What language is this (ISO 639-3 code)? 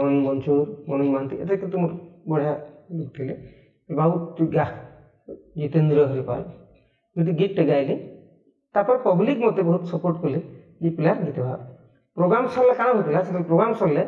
hin